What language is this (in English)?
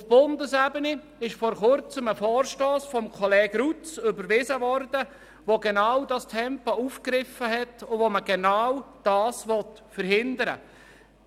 Swiss German